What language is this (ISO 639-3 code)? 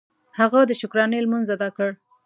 pus